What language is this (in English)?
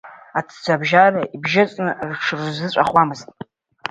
Abkhazian